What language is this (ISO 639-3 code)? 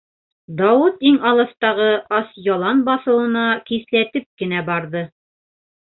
bak